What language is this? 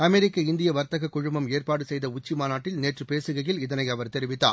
Tamil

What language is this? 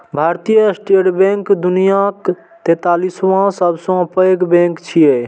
Maithili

